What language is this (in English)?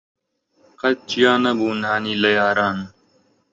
Central Kurdish